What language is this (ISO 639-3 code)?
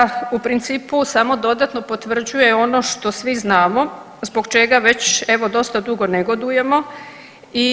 hrv